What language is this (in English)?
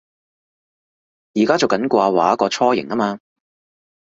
Cantonese